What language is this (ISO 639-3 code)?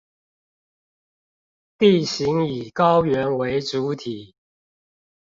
zho